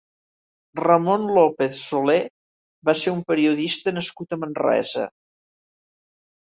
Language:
Catalan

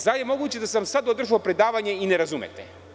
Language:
Serbian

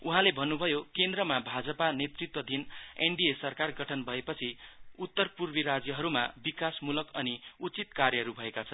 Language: Nepali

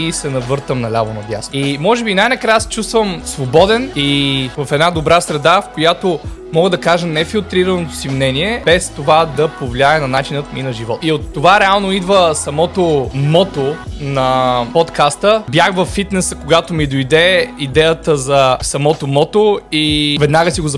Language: Bulgarian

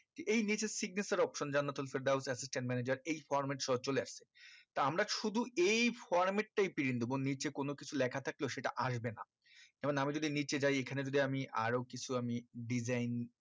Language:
Bangla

